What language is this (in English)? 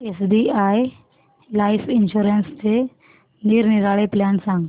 Marathi